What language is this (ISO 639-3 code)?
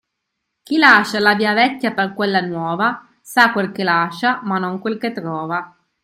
ita